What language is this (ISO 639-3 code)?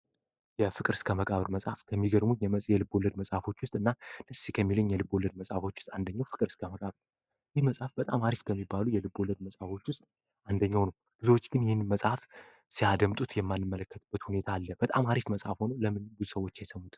amh